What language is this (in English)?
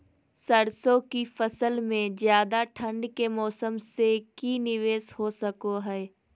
Magahi